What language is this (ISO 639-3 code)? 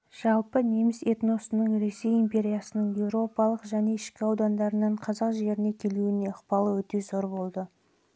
kaz